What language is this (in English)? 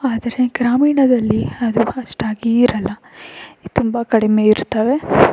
Kannada